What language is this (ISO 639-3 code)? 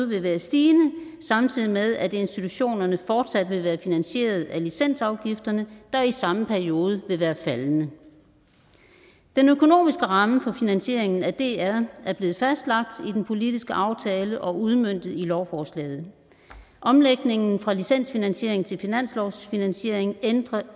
dan